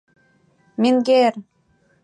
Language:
Mari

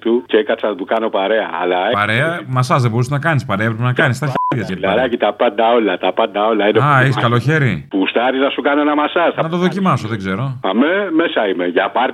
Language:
Greek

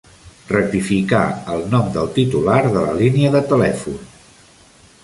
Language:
Catalan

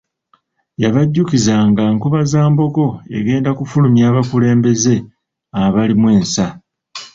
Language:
Ganda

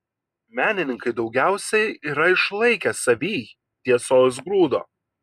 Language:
Lithuanian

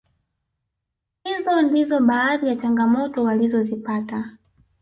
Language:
Swahili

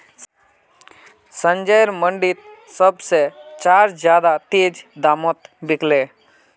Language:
Magahi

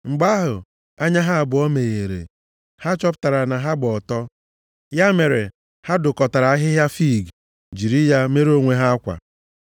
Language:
Igbo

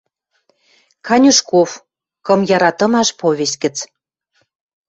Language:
Western Mari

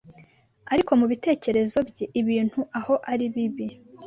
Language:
Kinyarwanda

